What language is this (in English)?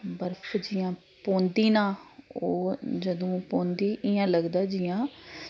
Dogri